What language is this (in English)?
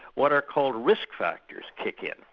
English